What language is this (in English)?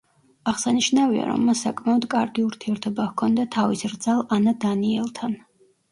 Georgian